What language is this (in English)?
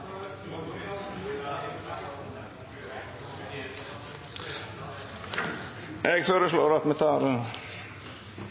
Norwegian Nynorsk